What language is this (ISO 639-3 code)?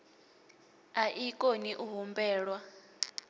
ven